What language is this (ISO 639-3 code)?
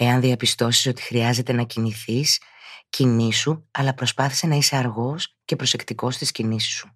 ell